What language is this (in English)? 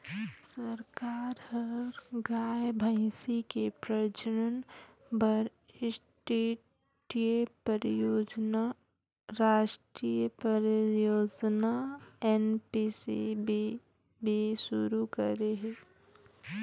Chhattisgarhi